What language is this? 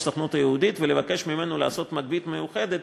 Hebrew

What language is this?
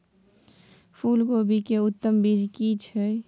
Maithili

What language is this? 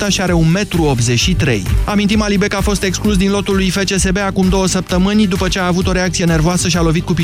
Romanian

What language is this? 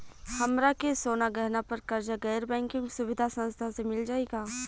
Bhojpuri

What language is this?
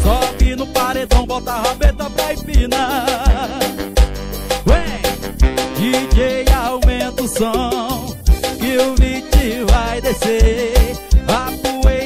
Portuguese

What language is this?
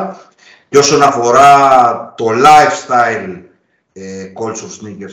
Greek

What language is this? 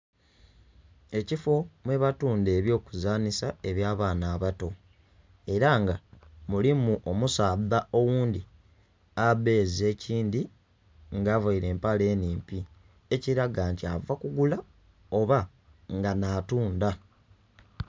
Soga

